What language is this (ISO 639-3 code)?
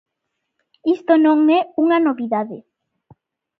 glg